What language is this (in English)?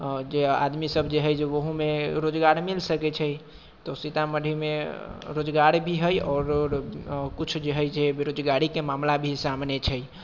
Maithili